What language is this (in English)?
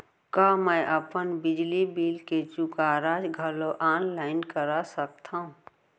Chhattisgarhi